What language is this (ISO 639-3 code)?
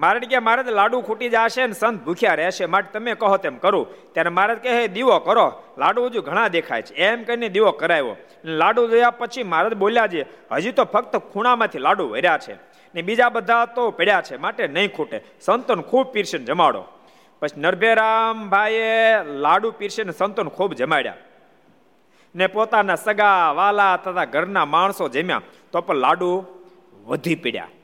guj